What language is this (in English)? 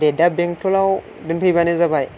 Bodo